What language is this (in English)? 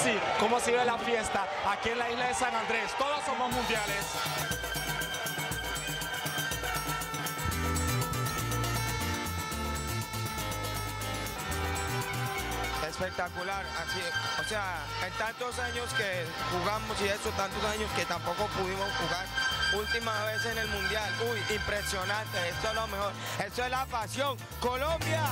Spanish